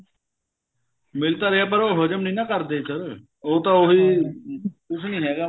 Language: Punjabi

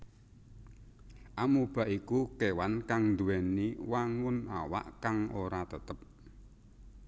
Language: Javanese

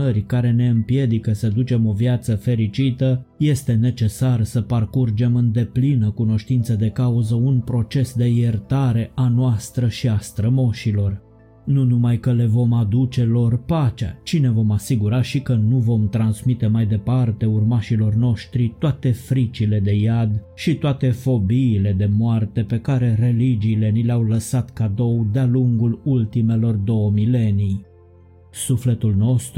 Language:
Romanian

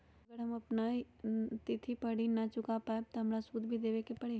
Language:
Magahi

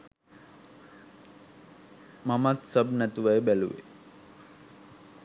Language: Sinhala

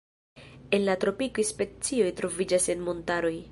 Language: Esperanto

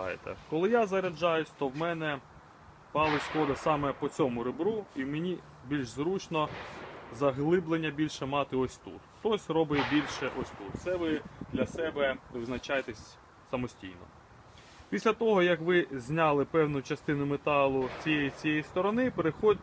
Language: Ukrainian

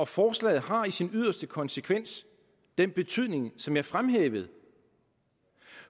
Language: Danish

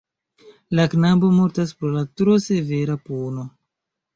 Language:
Esperanto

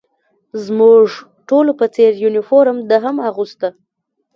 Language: Pashto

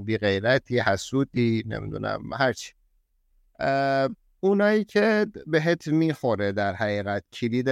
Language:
Persian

